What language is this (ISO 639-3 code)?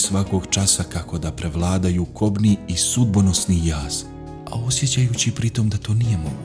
hrv